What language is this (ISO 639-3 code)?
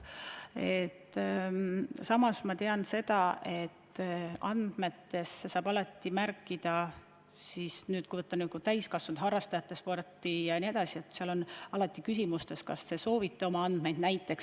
est